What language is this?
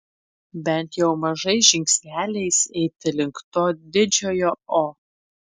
Lithuanian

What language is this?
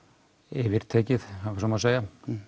Icelandic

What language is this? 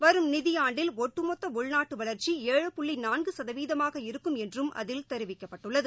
Tamil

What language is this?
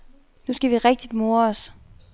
Danish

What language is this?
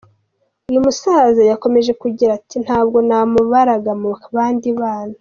Kinyarwanda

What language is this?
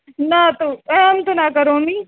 Sanskrit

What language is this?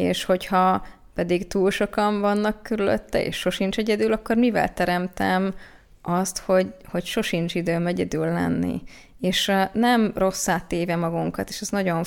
Hungarian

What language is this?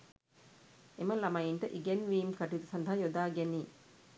Sinhala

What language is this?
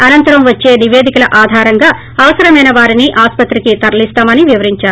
Telugu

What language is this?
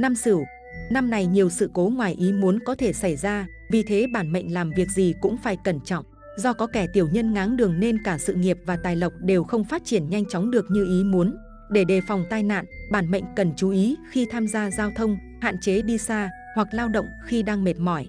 Vietnamese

